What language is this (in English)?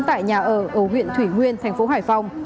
Vietnamese